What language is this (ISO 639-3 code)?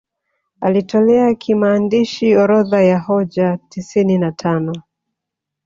swa